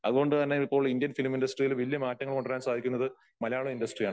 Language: Malayalam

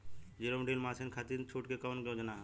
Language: Bhojpuri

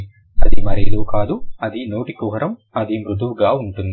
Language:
Telugu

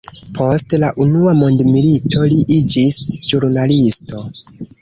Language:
Esperanto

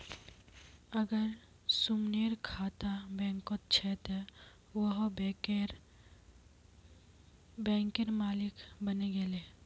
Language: Magahi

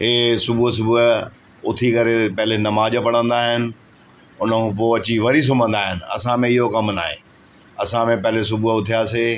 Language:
Sindhi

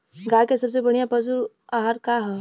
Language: Bhojpuri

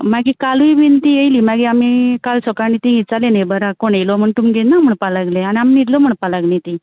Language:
Konkani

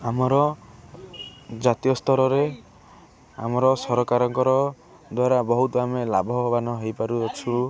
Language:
Odia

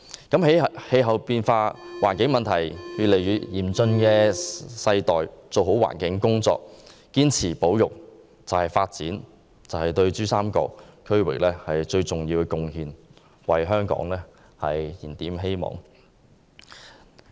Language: Cantonese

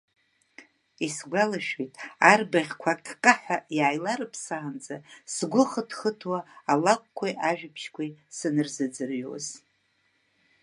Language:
Abkhazian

